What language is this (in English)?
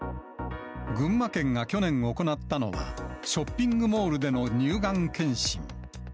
Japanese